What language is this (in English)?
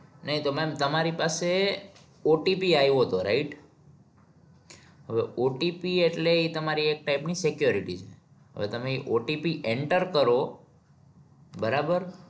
Gujarati